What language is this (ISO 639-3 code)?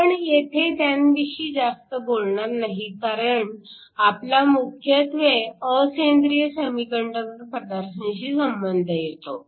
mar